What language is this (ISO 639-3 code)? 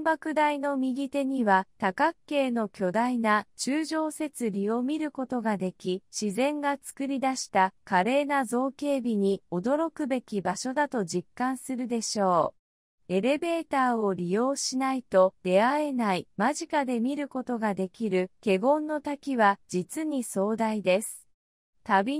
jpn